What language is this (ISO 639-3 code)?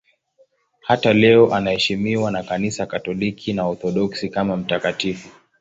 swa